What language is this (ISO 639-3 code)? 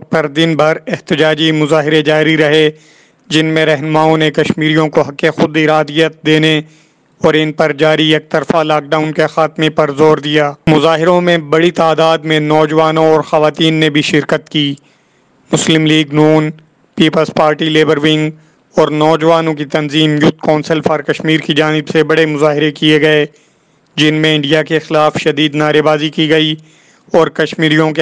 hin